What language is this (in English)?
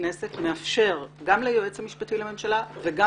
Hebrew